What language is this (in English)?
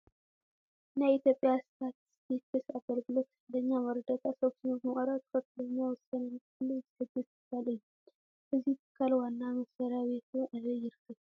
Tigrinya